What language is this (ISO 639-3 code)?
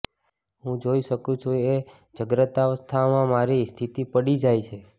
guj